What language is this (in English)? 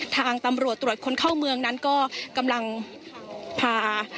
Thai